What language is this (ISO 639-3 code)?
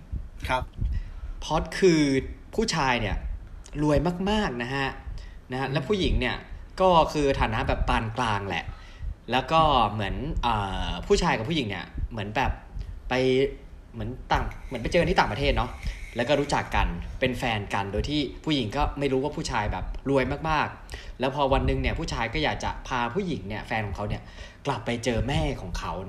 tha